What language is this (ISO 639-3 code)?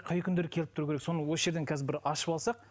kaz